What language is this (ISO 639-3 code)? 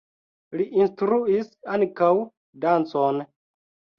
epo